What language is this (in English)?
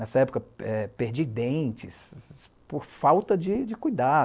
Portuguese